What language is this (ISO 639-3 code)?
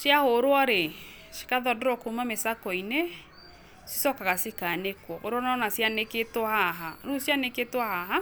kik